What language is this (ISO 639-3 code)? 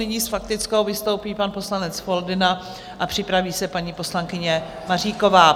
ces